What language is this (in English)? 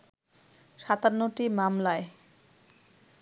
Bangla